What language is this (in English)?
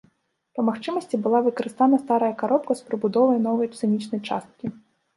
Belarusian